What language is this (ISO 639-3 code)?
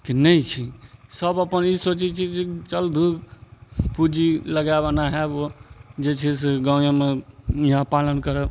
mai